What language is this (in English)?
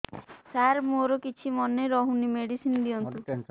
Odia